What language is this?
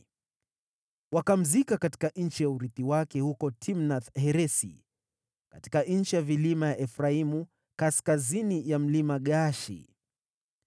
Swahili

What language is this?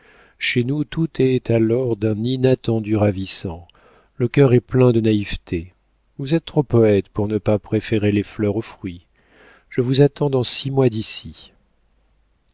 French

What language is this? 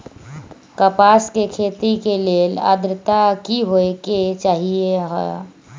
Magahi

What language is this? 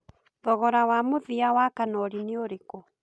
Kikuyu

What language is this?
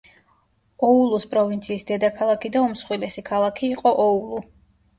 Georgian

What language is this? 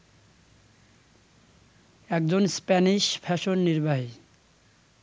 Bangla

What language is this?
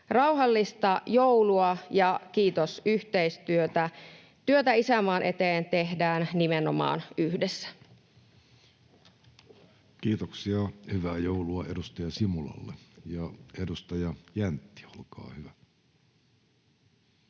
Finnish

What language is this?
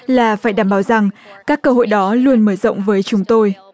Vietnamese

